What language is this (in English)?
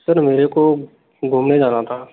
Hindi